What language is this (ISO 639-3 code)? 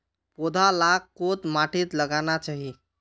mag